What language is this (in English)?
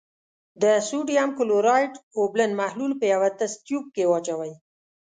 Pashto